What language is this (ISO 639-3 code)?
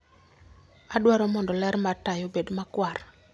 luo